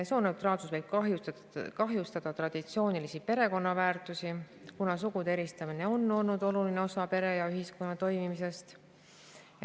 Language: Estonian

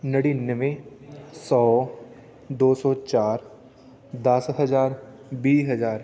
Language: Punjabi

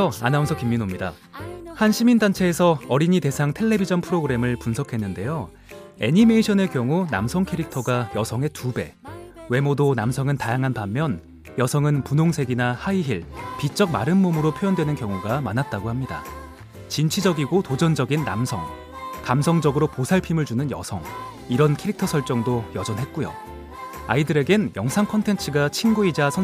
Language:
Korean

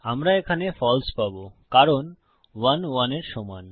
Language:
Bangla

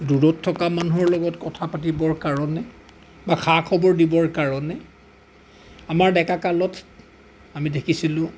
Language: Assamese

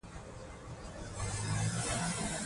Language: Pashto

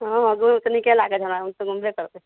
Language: Maithili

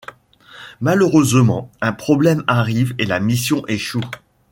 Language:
French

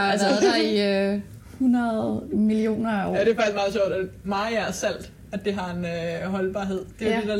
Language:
Danish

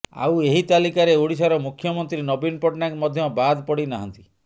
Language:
Odia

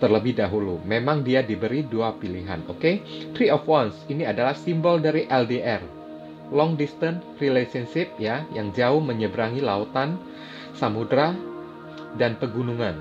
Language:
Indonesian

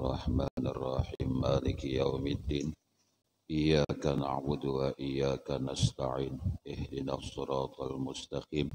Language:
Indonesian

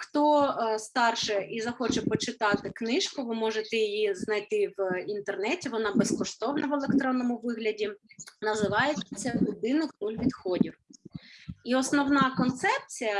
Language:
Ukrainian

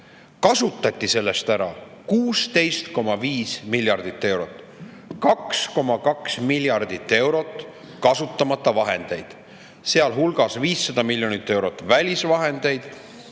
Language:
Estonian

